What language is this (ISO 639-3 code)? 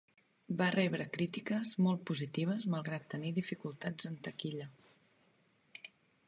cat